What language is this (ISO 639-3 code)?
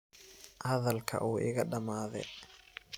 som